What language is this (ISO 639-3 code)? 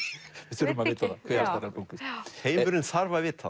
isl